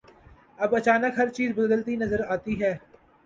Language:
Urdu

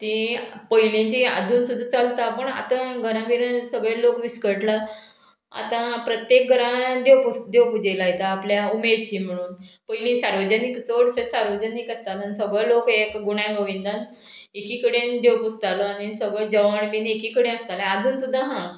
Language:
Konkani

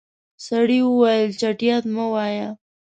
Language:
Pashto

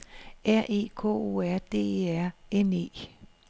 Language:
Danish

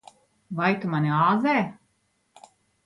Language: Latvian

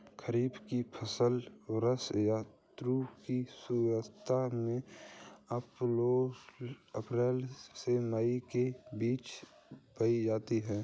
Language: Hindi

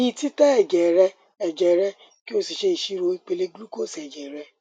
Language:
Yoruba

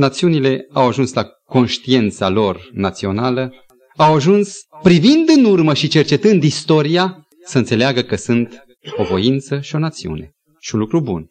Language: Romanian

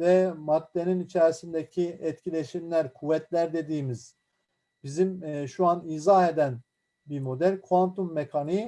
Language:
Turkish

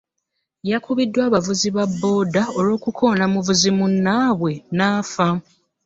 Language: Ganda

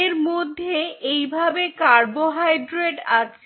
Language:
Bangla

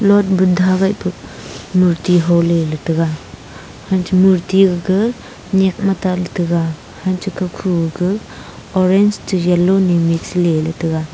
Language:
Wancho Naga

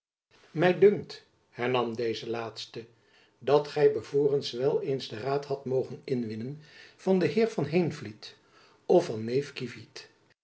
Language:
Dutch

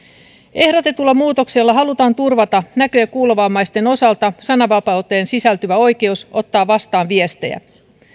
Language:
Finnish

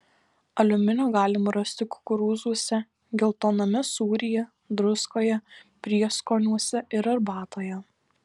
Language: Lithuanian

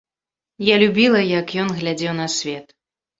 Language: Belarusian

